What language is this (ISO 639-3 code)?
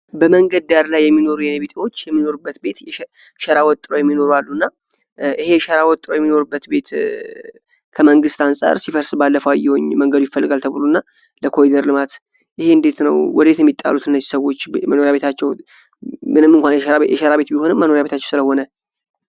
amh